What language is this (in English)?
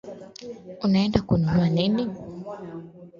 Swahili